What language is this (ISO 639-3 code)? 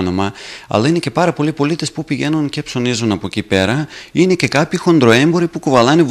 ell